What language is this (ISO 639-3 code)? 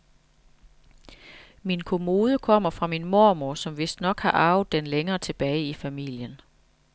dan